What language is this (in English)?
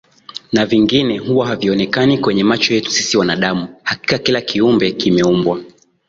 Swahili